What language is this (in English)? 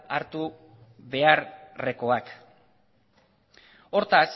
Basque